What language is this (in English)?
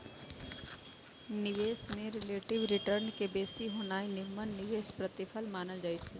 Magahi